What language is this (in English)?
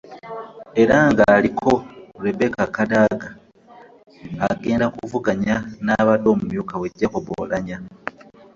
Ganda